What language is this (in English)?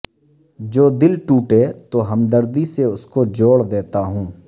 Urdu